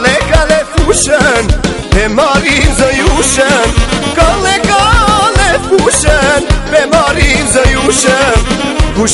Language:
Bulgarian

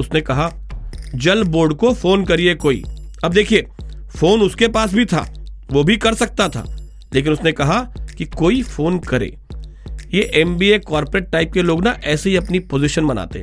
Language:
Hindi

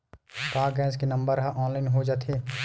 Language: Chhattisgarhi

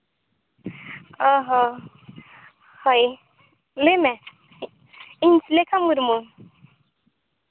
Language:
Santali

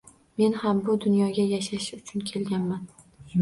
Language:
Uzbek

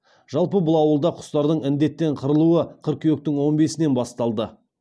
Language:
Kazakh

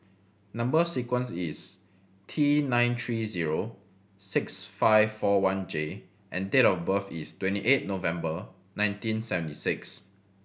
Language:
English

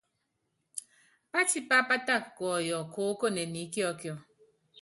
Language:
Yangben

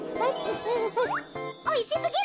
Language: Japanese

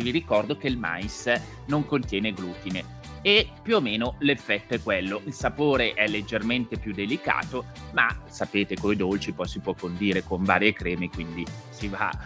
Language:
Italian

